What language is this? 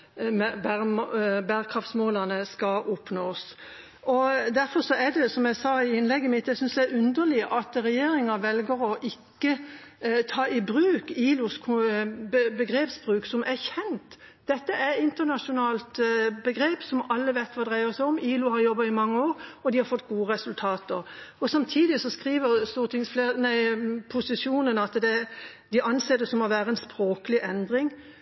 Norwegian Bokmål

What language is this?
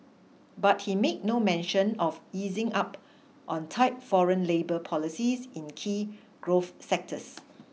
English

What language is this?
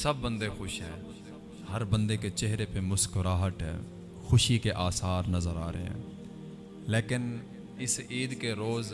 Urdu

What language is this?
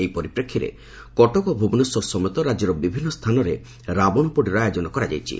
Odia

